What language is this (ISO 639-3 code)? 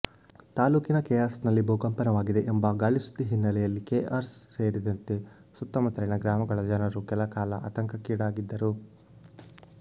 kan